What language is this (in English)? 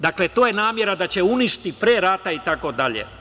Serbian